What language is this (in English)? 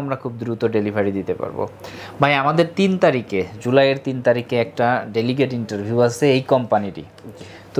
Bangla